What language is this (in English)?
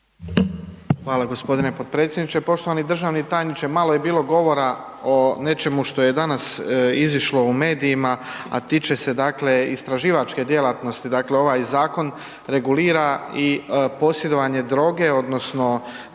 Croatian